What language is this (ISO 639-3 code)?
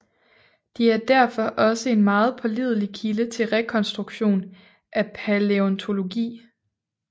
dan